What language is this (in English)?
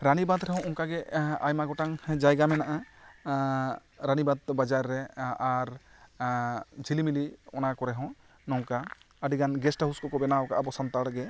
Santali